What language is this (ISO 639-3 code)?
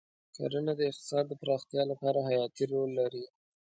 pus